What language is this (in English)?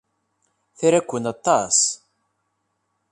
Kabyle